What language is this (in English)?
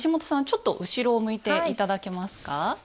Japanese